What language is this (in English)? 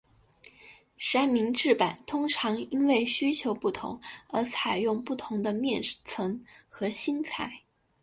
Chinese